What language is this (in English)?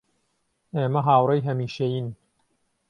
Central Kurdish